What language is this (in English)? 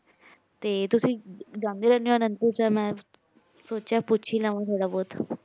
Punjabi